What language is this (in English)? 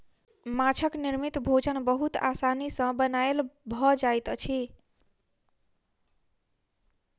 Maithili